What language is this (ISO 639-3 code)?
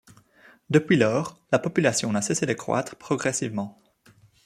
fra